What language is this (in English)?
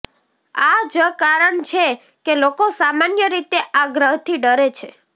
Gujarati